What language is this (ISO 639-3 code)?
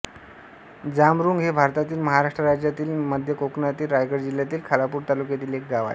mar